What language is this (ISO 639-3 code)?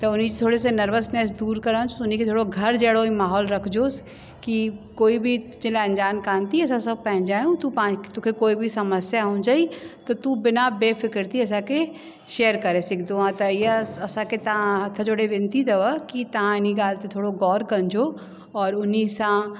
snd